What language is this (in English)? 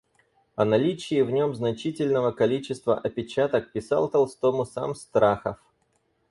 Russian